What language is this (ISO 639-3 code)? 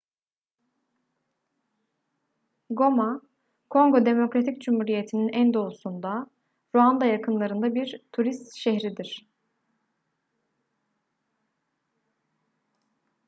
tur